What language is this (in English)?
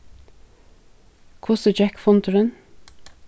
Faroese